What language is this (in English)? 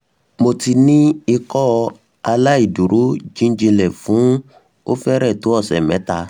Yoruba